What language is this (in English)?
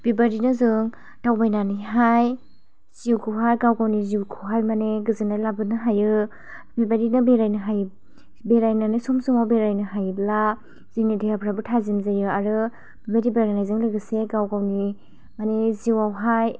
Bodo